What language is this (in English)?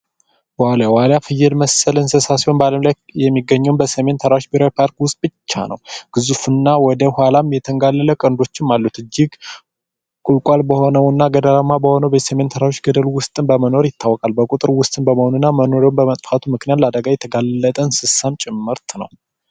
Amharic